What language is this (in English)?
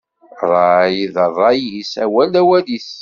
Kabyle